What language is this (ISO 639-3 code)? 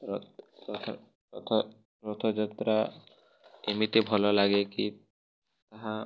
ori